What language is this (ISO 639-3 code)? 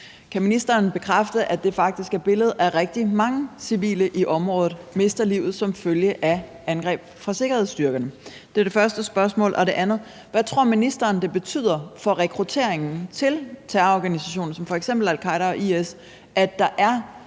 dan